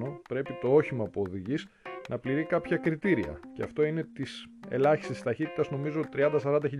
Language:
Greek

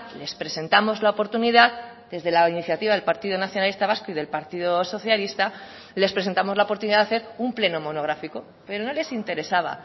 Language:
Spanish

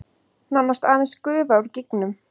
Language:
Icelandic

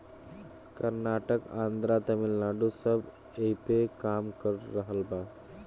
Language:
Bhojpuri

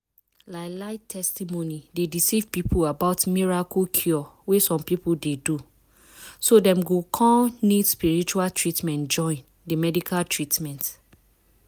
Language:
Nigerian Pidgin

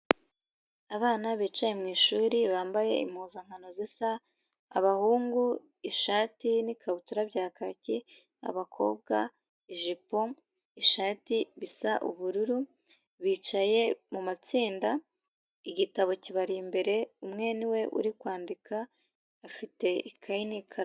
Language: Kinyarwanda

